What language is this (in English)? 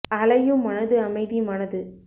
Tamil